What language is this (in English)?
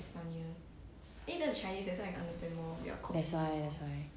English